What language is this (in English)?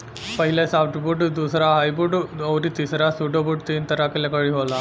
Bhojpuri